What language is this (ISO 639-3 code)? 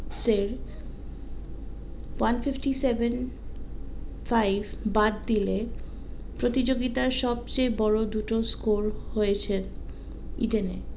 ben